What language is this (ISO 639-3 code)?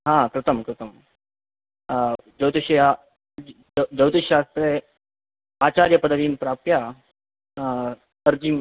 san